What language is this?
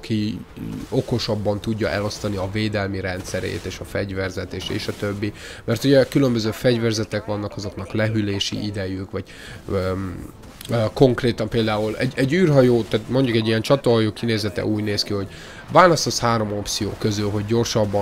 Hungarian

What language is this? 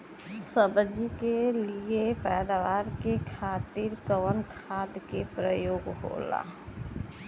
Bhojpuri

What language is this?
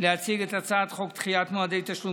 Hebrew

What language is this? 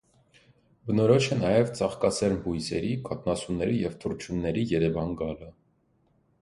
Armenian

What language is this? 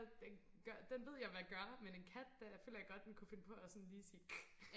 Danish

